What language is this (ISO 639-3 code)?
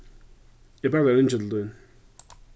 fao